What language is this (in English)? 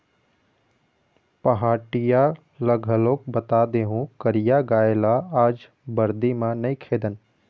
Chhattisgarhi